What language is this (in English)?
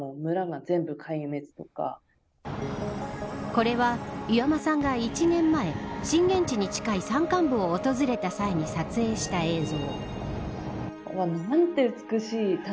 Japanese